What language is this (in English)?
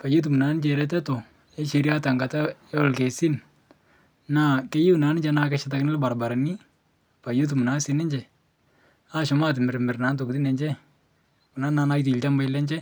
Masai